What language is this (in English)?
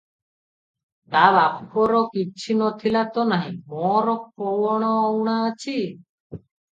Odia